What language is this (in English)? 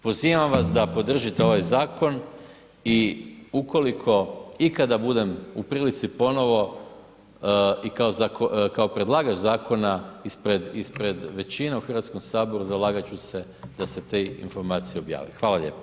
Croatian